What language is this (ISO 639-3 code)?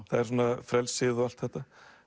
isl